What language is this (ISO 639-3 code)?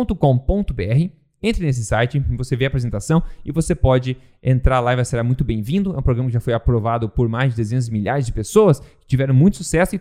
por